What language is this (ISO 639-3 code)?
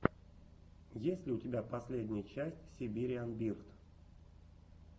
rus